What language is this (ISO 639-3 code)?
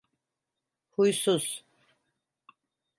tur